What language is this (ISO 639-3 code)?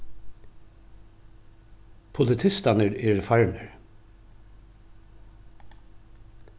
fao